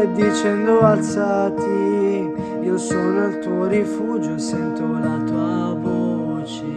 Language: Italian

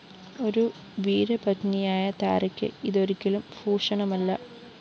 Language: Malayalam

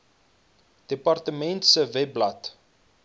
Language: Afrikaans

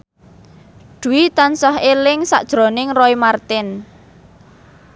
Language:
Javanese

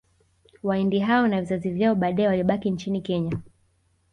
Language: Swahili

